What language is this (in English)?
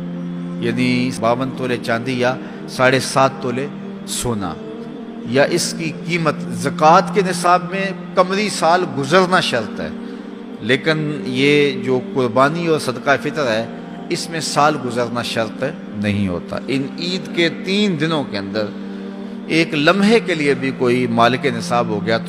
Urdu